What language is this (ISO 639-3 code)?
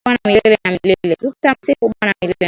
swa